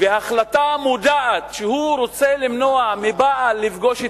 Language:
Hebrew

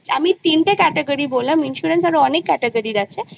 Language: Bangla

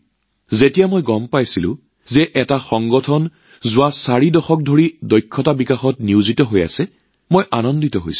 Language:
Assamese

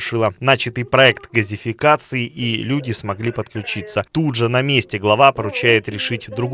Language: Russian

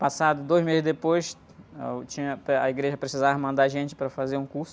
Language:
Portuguese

